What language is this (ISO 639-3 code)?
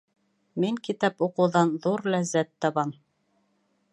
bak